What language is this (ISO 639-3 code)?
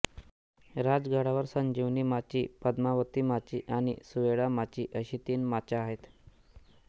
mar